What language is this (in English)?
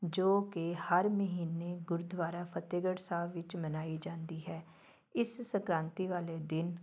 Punjabi